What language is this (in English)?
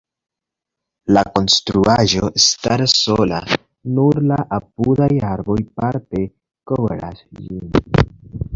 Esperanto